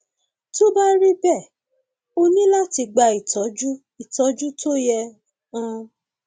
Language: Yoruba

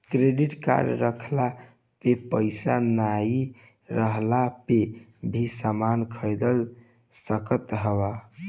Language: Bhojpuri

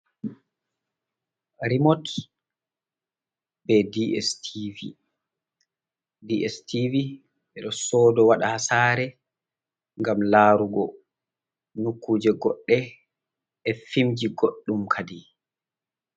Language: Fula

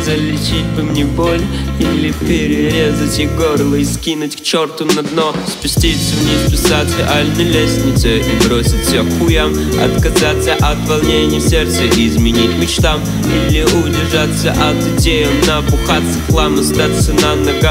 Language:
Russian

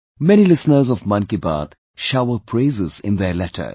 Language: English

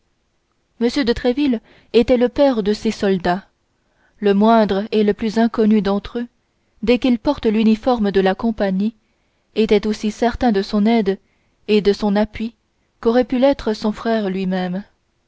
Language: French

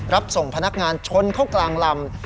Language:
Thai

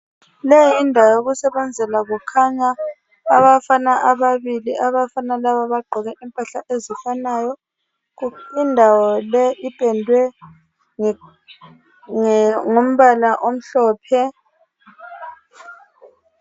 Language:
North Ndebele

